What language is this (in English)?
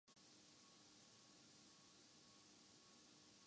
Urdu